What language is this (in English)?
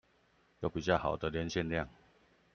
Chinese